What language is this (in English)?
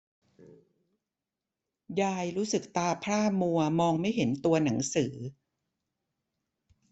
Thai